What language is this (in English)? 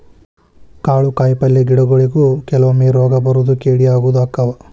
Kannada